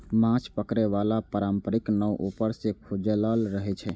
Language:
Maithili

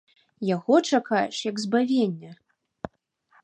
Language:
Belarusian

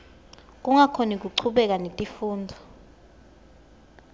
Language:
Swati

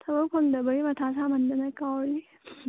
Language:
Manipuri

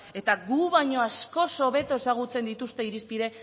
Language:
Basque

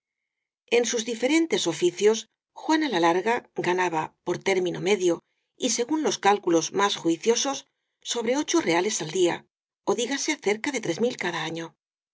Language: Spanish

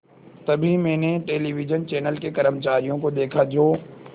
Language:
Hindi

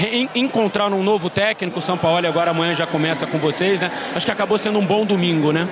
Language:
Portuguese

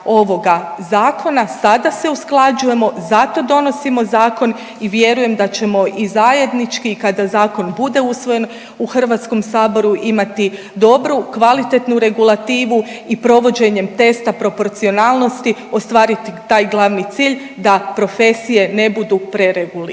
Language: Croatian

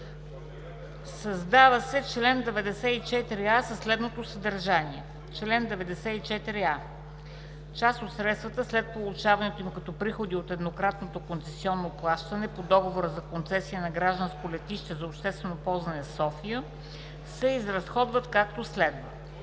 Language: Bulgarian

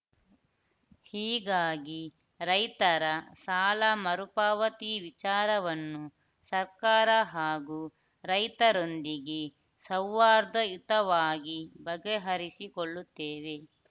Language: Kannada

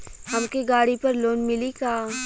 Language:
Bhojpuri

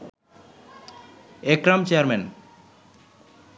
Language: Bangla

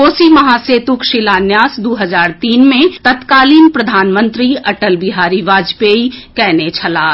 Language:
Maithili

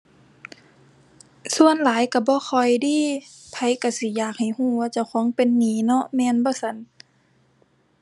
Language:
Thai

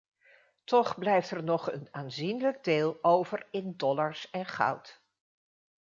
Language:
Dutch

